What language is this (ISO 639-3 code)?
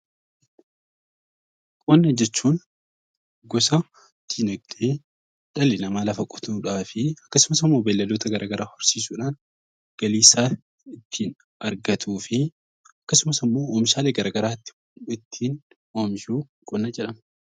orm